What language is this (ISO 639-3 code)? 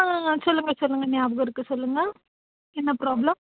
tam